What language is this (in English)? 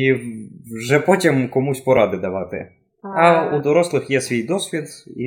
Ukrainian